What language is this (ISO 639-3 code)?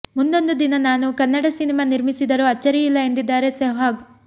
kan